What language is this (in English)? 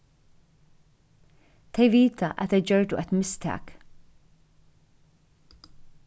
Faroese